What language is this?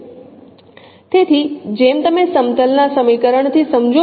Gujarati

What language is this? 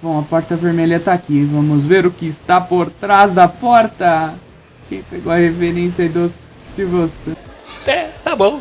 Portuguese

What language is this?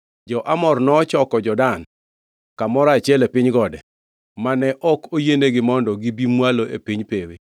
Luo (Kenya and Tanzania)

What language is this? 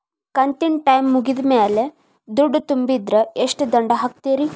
Kannada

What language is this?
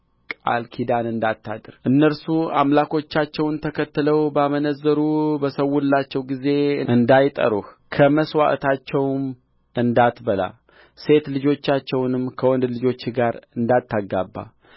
Amharic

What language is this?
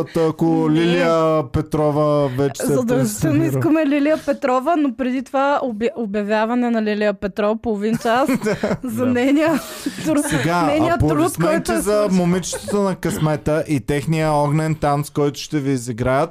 Bulgarian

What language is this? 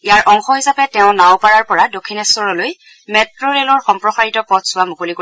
Assamese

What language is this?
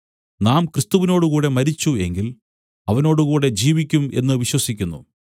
Malayalam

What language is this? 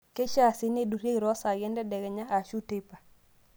Masai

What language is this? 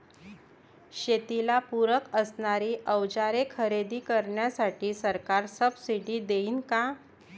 Marathi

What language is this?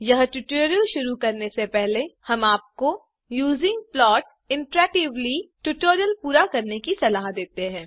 Hindi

